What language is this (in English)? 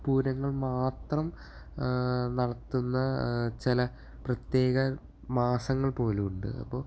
Malayalam